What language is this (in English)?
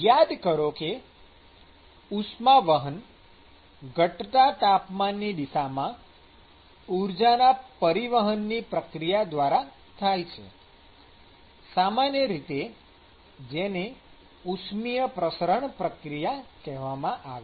Gujarati